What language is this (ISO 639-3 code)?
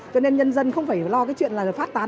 vie